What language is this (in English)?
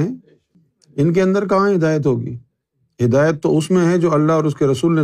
Urdu